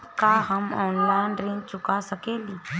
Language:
Bhojpuri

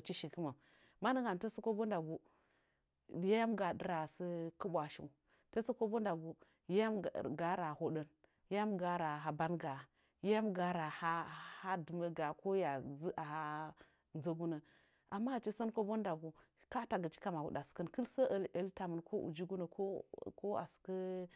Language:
Nzanyi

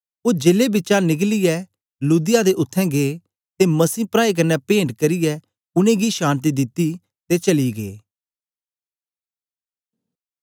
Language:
Dogri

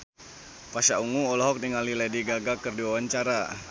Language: Sundanese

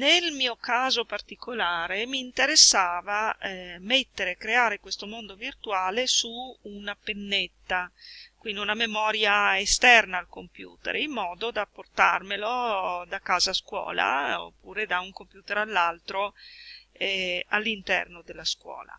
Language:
Italian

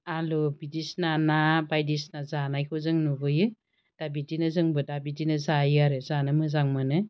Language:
Bodo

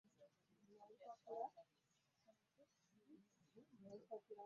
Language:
Ganda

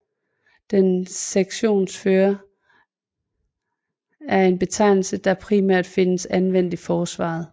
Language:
Danish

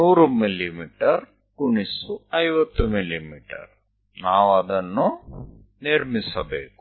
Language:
Gujarati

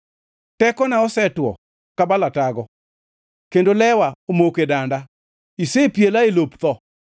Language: Luo (Kenya and Tanzania)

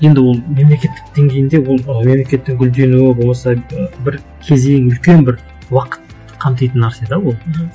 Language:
Kazakh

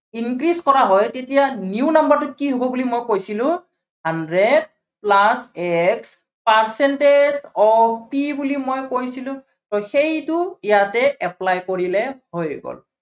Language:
Assamese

